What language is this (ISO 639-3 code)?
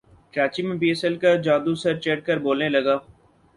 urd